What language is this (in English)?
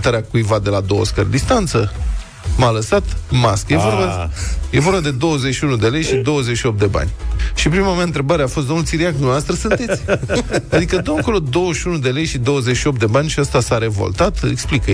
Romanian